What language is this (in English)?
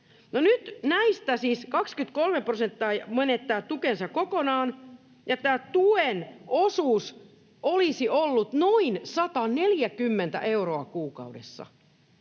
Finnish